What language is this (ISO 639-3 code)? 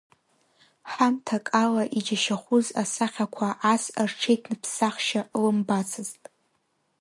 abk